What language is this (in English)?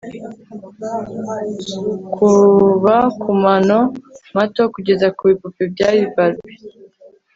Kinyarwanda